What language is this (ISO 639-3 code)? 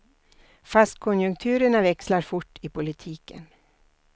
swe